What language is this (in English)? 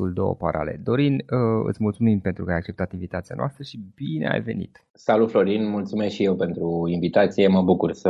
Romanian